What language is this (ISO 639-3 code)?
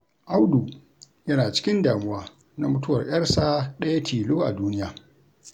hau